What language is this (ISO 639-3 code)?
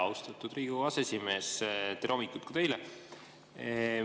est